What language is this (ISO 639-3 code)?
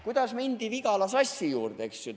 est